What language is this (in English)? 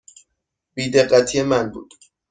Persian